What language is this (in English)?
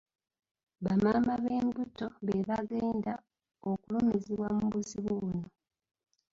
Ganda